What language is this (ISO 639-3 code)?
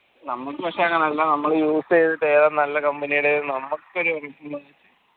mal